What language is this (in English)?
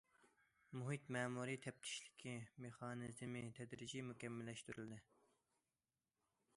Uyghur